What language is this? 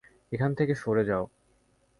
Bangla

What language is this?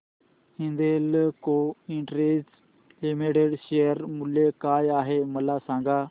Marathi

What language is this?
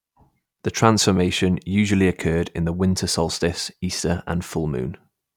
English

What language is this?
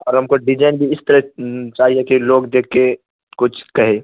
Urdu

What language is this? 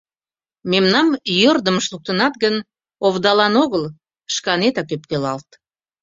Mari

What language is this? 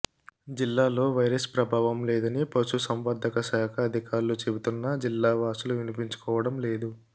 Telugu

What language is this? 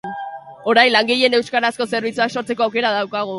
Basque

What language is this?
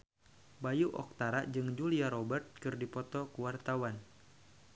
Sundanese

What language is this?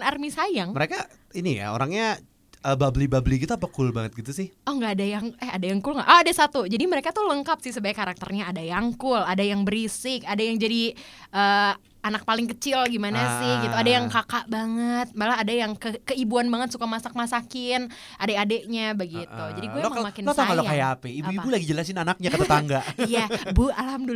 Indonesian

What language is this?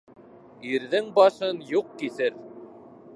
Bashkir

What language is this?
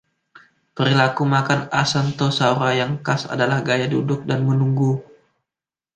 Indonesian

